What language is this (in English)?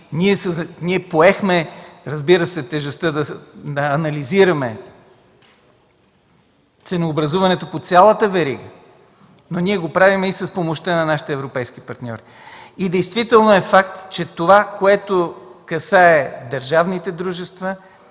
Bulgarian